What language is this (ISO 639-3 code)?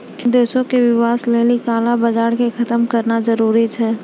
mai